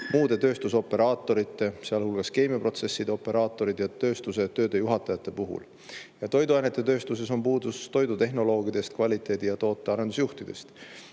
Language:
Estonian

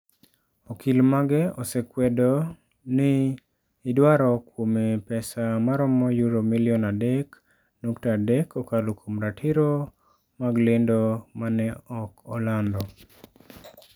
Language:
Luo (Kenya and Tanzania)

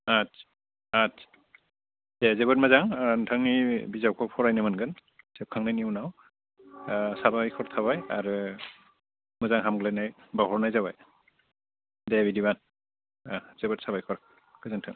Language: Bodo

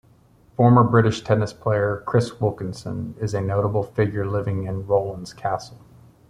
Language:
English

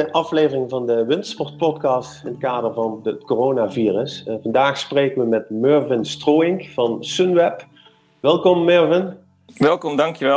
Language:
Dutch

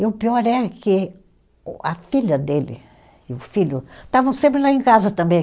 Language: Portuguese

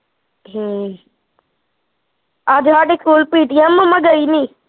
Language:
Punjabi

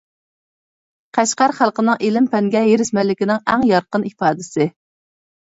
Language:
Uyghur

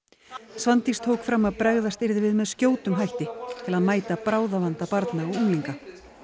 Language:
Icelandic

